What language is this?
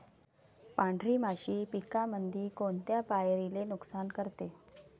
Marathi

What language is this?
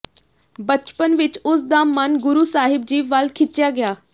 Punjabi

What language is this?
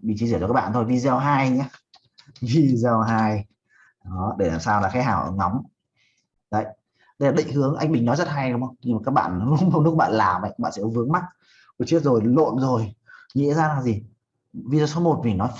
Vietnamese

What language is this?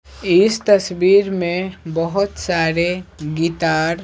Hindi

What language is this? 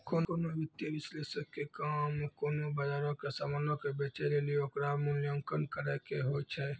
Maithili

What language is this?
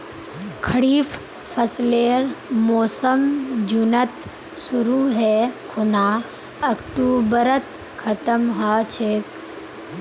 Magahi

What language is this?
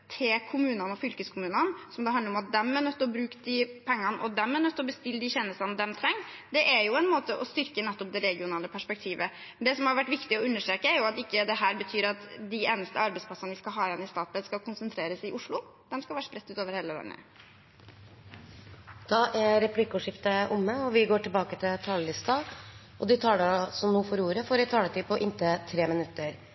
Norwegian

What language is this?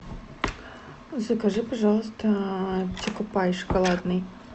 Russian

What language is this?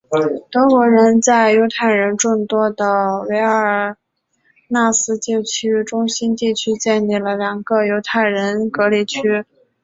Chinese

